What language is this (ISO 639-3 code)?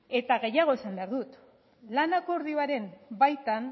eus